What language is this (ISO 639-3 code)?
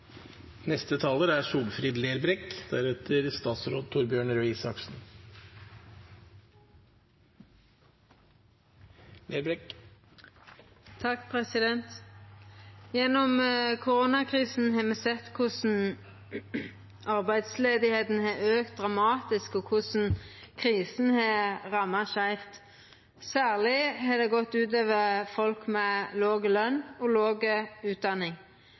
nor